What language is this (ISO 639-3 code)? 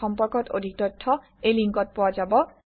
asm